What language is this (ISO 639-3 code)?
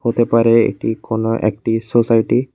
ben